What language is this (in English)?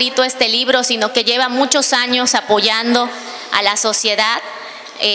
Spanish